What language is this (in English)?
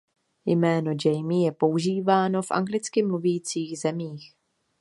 Czech